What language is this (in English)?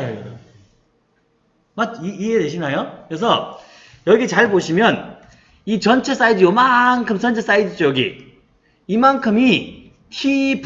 Korean